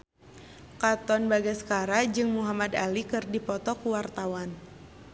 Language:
Sundanese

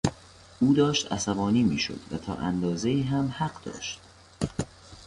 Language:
Persian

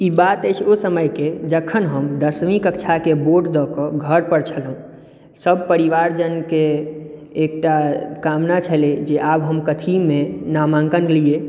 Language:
Maithili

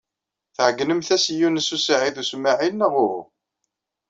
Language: Kabyle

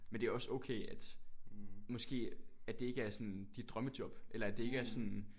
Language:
Danish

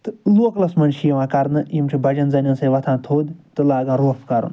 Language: Kashmiri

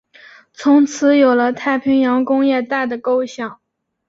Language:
Chinese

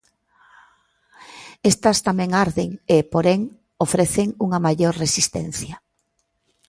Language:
Galician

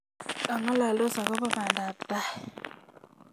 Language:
Kalenjin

